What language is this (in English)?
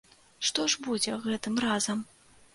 Belarusian